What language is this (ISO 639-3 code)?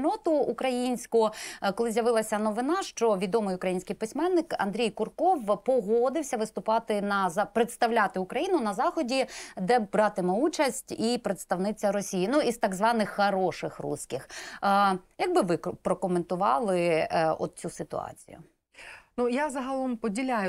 ukr